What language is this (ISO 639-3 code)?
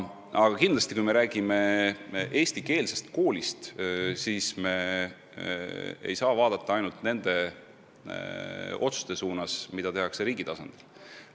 est